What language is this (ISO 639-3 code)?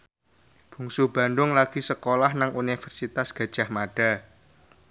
jav